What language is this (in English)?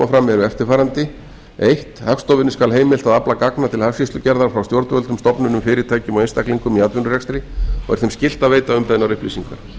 Icelandic